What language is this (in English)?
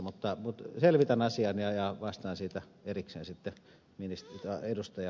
Finnish